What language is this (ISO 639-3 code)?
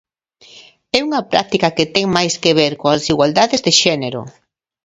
glg